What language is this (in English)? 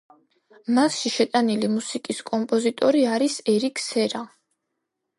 Georgian